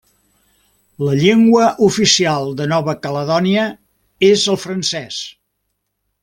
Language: Catalan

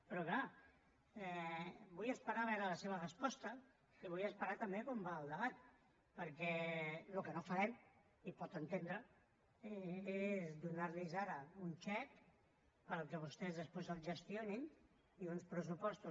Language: Catalan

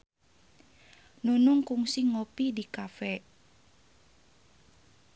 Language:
Sundanese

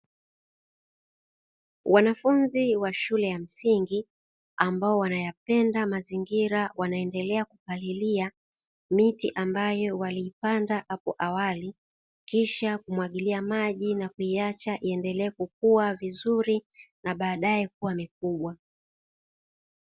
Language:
Swahili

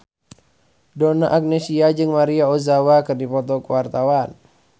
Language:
Sundanese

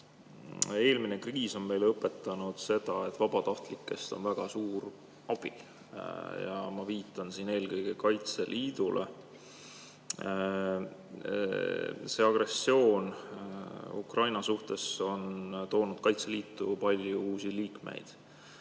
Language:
Estonian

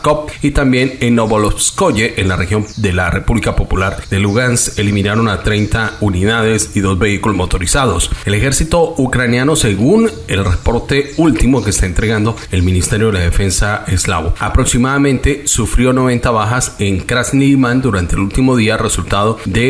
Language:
Spanish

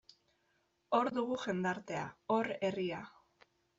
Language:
Basque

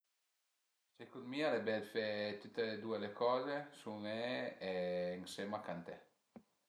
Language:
Piedmontese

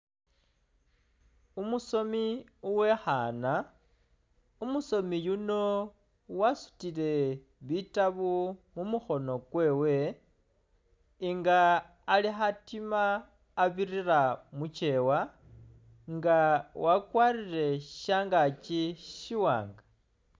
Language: Masaaba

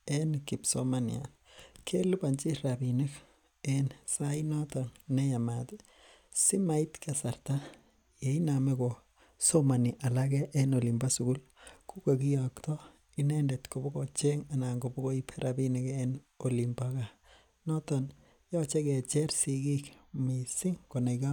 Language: Kalenjin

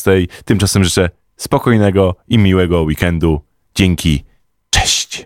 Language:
Polish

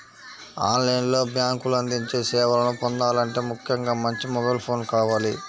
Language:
Telugu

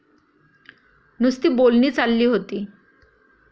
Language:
Marathi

